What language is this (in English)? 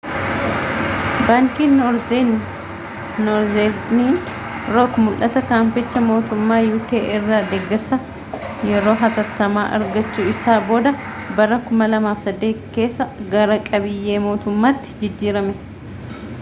Oromo